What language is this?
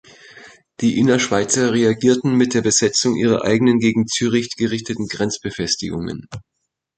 German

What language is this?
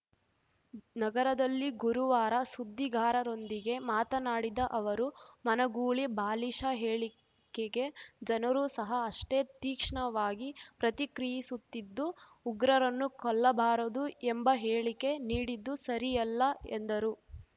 Kannada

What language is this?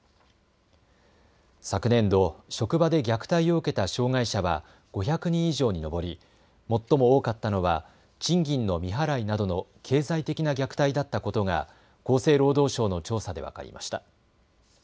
Japanese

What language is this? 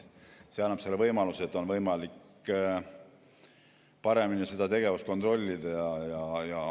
Estonian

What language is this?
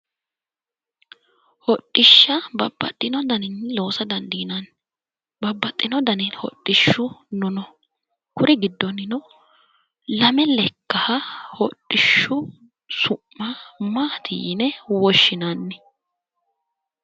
Sidamo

